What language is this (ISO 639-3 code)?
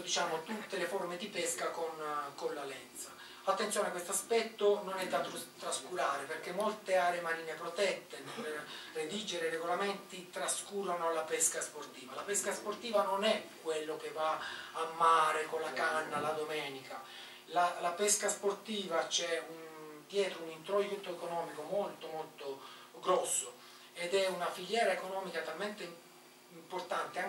ita